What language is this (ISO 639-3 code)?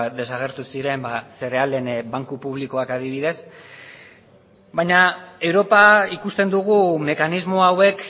eus